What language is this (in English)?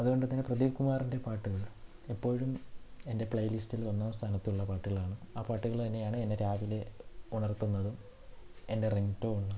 Malayalam